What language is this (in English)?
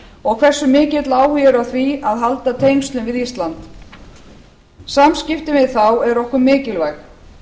Icelandic